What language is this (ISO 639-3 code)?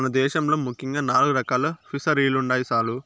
tel